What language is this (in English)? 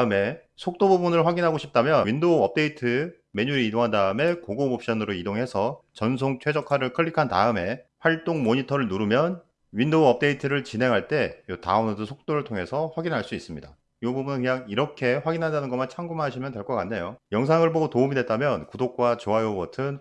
Korean